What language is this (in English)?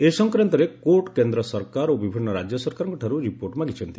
Odia